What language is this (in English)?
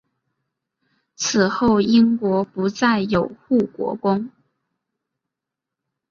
Chinese